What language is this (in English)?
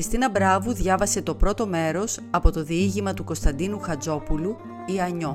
Greek